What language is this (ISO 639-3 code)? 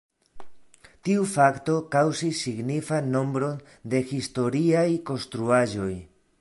epo